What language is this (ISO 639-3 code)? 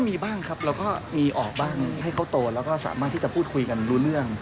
tha